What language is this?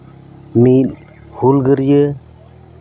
Santali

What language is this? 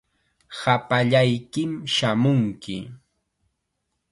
Chiquián Ancash Quechua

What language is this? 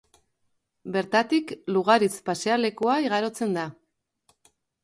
Basque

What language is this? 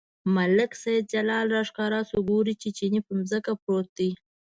Pashto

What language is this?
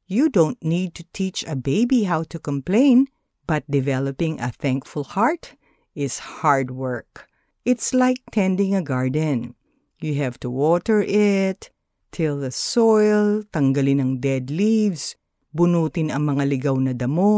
Filipino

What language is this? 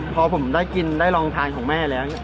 Thai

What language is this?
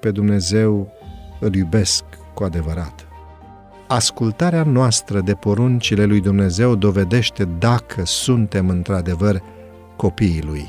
Romanian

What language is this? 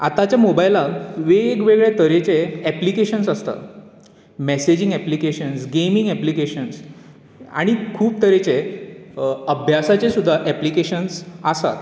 Konkani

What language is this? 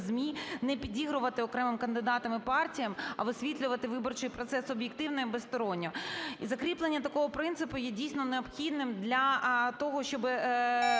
Ukrainian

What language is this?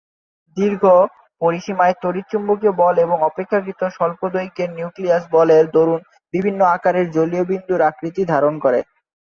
Bangla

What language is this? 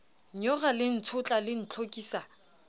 Southern Sotho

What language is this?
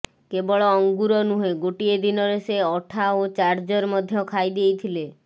Odia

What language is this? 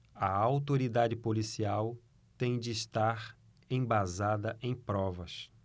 Portuguese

